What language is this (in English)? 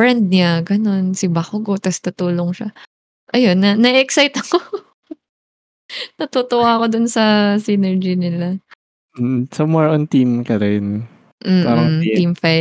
Filipino